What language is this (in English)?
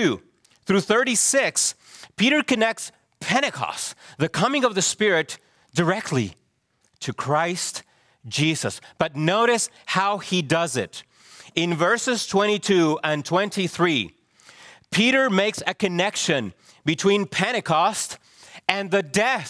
English